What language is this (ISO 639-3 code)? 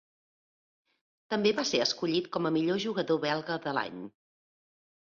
cat